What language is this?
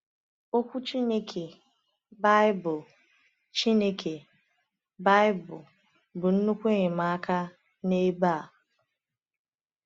Igbo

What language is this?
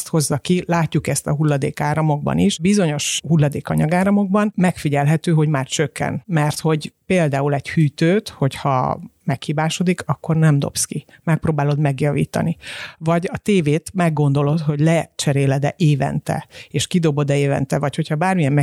Hungarian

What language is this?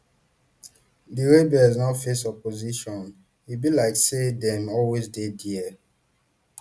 Nigerian Pidgin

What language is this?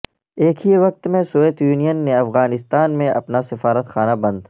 Urdu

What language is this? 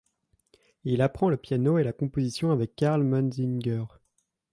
French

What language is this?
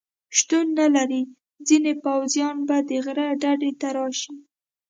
Pashto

